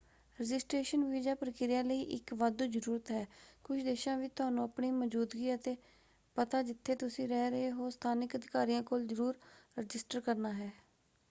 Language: Punjabi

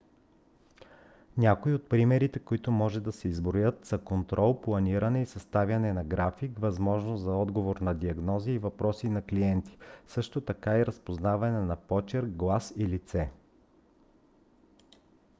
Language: Bulgarian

